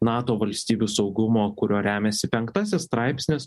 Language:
Lithuanian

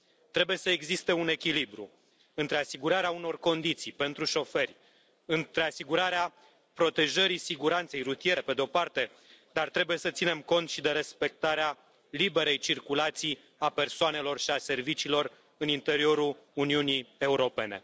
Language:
Romanian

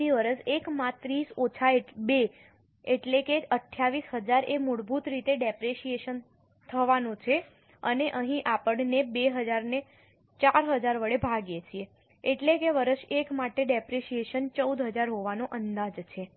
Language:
Gujarati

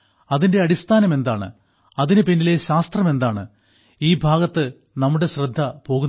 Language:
Malayalam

